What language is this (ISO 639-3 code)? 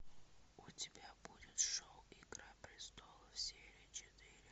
rus